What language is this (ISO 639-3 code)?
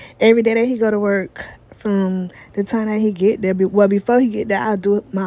eng